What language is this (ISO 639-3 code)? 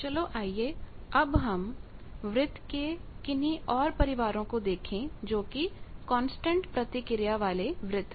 hin